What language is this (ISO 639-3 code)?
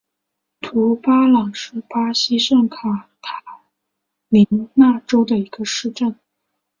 zho